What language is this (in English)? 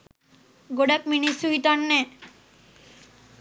Sinhala